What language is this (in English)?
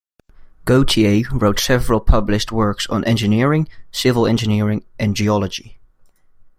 English